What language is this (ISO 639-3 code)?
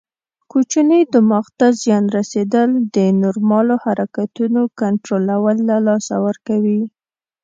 pus